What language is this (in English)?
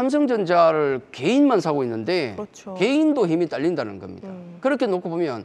Korean